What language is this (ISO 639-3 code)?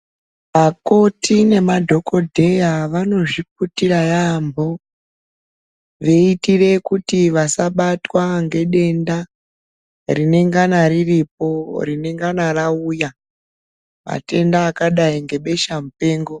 ndc